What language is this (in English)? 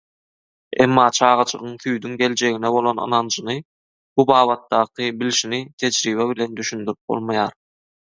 Turkmen